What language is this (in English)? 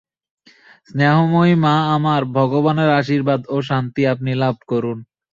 Bangla